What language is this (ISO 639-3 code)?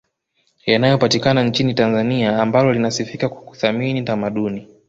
swa